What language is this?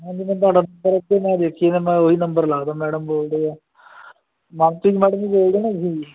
Punjabi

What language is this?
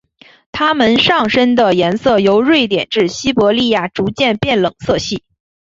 Chinese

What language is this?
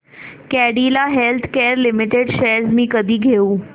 Marathi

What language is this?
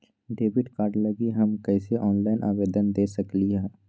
Magahi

